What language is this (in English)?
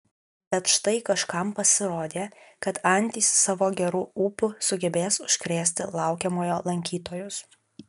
Lithuanian